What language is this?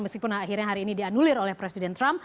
Indonesian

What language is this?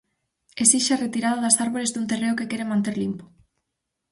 Galician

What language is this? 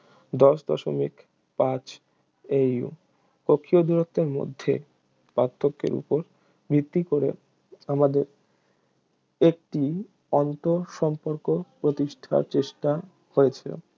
Bangla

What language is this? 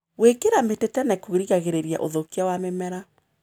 Kikuyu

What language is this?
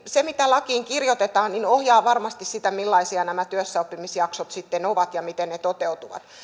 Finnish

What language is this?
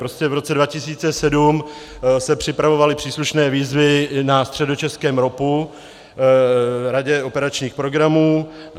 Czech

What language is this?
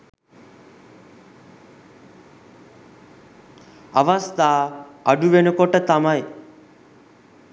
Sinhala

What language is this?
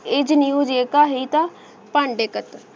Punjabi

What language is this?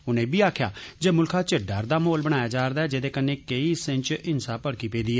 Dogri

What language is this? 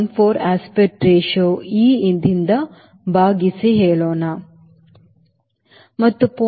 Kannada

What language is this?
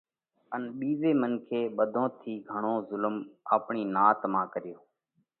Parkari Koli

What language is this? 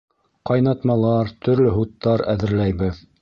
Bashkir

